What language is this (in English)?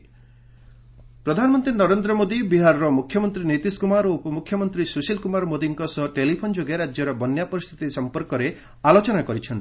Odia